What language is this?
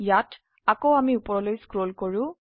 Assamese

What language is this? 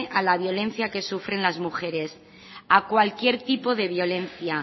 Spanish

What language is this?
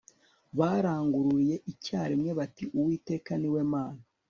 Kinyarwanda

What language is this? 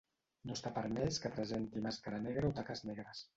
Catalan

